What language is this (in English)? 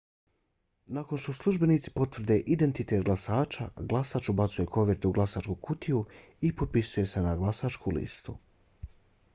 Bosnian